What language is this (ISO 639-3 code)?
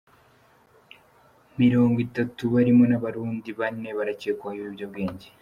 kin